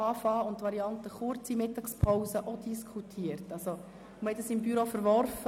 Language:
Swiss German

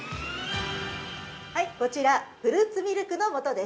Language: Japanese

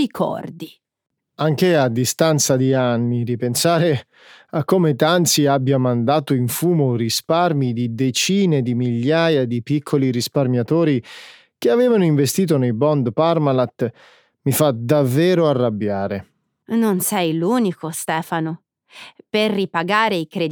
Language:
Italian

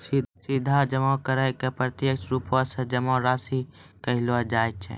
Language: Maithili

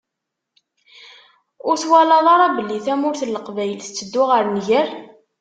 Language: Kabyle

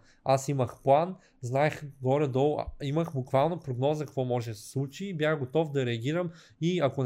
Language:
Bulgarian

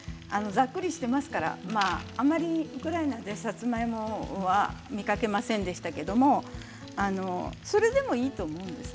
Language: Japanese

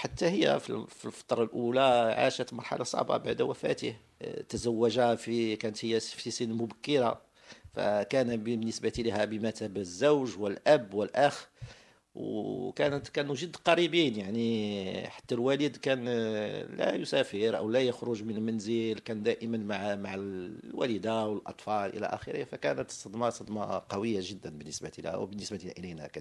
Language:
Arabic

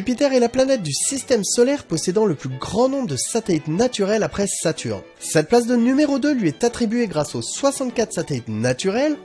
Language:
French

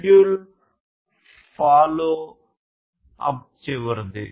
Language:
Telugu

